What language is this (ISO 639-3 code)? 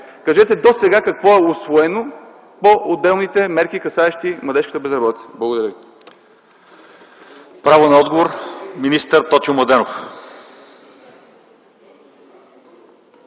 bul